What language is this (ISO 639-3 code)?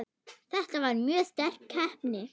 isl